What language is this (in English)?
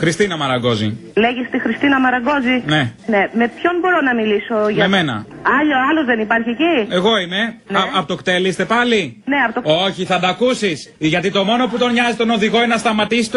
Greek